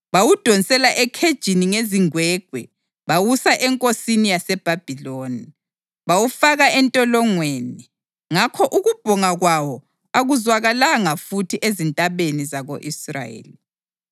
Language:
North Ndebele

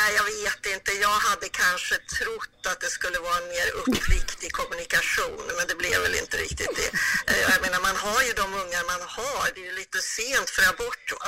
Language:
Swedish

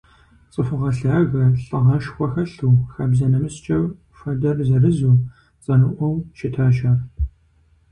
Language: Kabardian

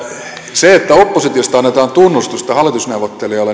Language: Finnish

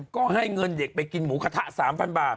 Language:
Thai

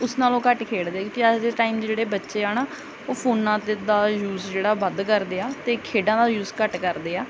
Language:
Punjabi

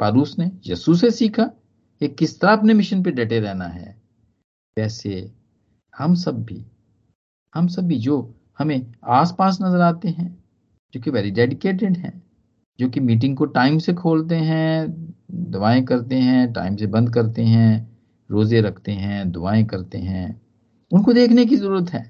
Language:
Hindi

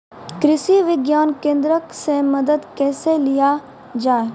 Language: Maithili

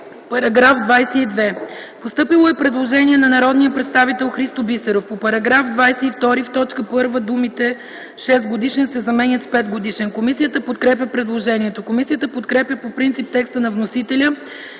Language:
Bulgarian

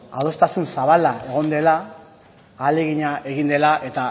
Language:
Basque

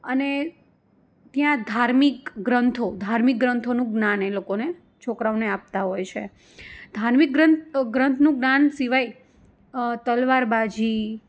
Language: Gujarati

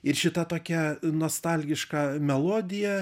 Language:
Lithuanian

